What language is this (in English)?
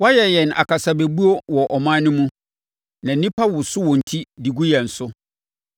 Akan